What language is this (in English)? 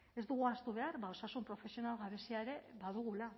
Basque